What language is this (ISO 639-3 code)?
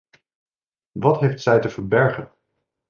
nld